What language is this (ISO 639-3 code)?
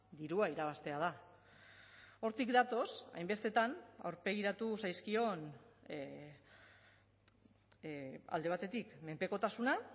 eus